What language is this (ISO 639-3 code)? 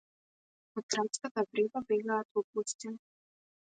mkd